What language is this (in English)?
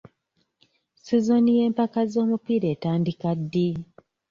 Ganda